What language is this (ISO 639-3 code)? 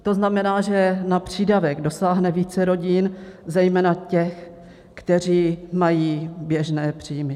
ces